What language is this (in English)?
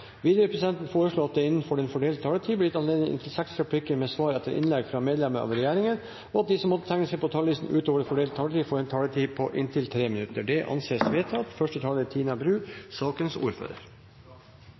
Norwegian Bokmål